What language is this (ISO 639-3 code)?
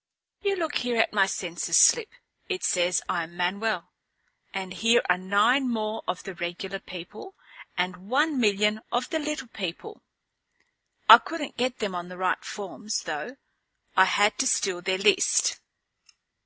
eng